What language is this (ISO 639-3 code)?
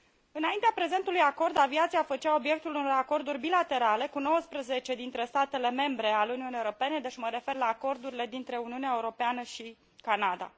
ron